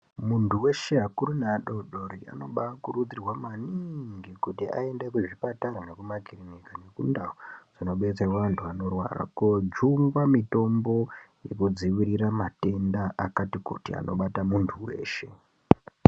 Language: Ndau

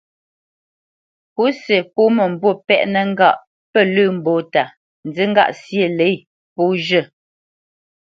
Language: Bamenyam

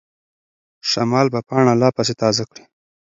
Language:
Pashto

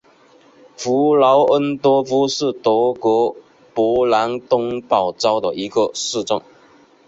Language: Chinese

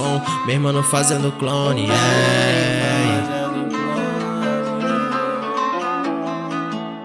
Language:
Portuguese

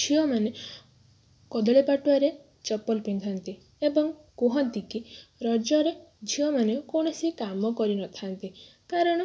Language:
Odia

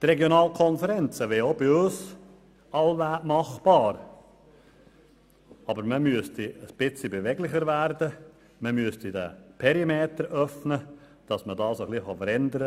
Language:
Swiss German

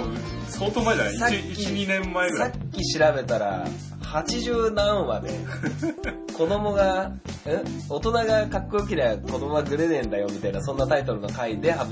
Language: Japanese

